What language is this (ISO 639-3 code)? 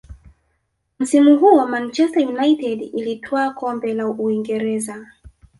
swa